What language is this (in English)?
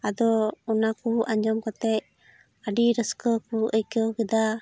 Santali